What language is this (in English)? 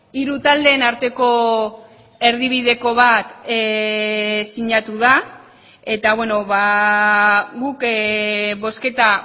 Basque